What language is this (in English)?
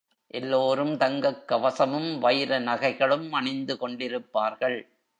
Tamil